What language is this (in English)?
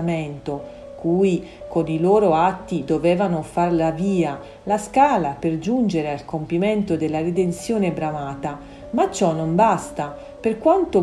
Italian